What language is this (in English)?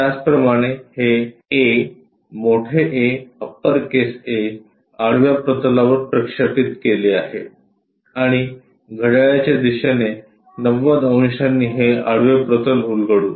Marathi